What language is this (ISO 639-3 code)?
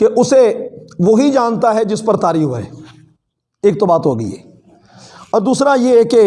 urd